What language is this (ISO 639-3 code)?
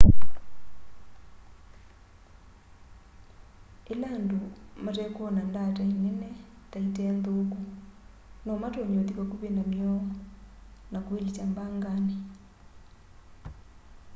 kam